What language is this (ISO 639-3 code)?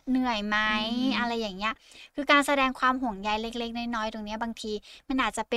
tha